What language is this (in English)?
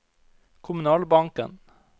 Norwegian